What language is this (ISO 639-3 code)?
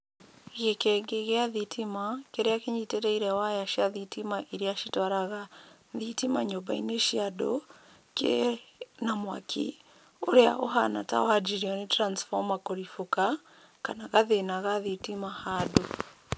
kik